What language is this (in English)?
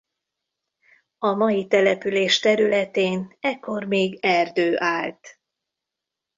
Hungarian